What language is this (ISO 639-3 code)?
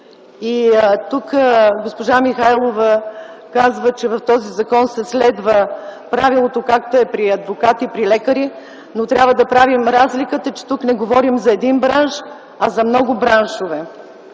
bul